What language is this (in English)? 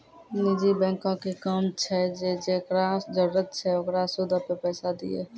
Maithili